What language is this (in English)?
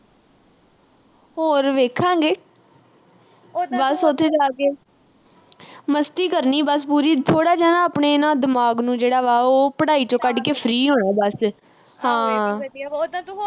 Punjabi